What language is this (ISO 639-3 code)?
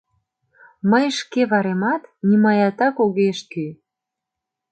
chm